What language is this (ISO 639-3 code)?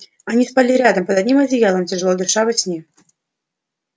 rus